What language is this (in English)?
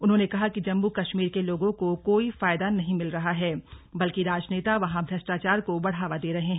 Hindi